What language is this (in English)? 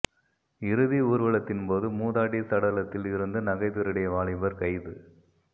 Tamil